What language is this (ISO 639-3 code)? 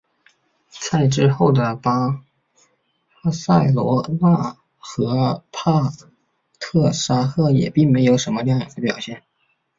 zho